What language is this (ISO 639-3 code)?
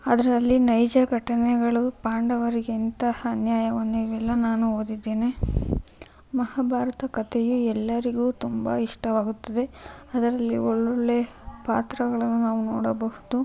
kan